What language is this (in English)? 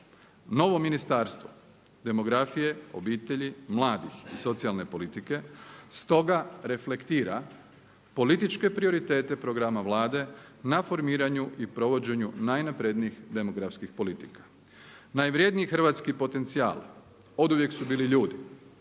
Croatian